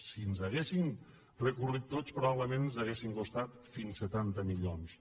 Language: Catalan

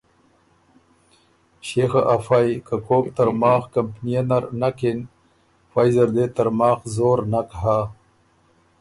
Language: Ormuri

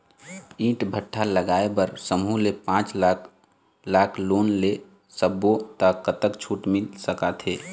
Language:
Chhattisgarhi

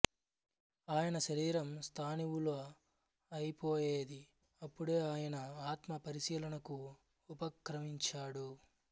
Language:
Telugu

